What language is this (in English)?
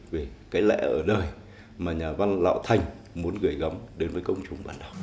Vietnamese